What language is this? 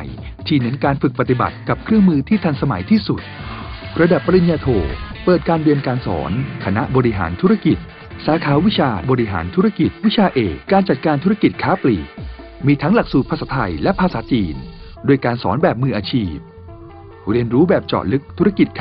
Thai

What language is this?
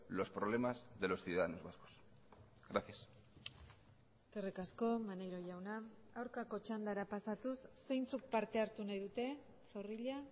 Basque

